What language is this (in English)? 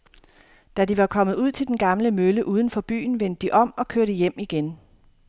Danish